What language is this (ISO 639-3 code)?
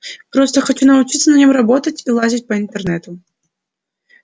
rus